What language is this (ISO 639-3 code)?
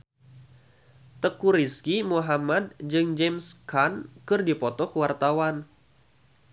sun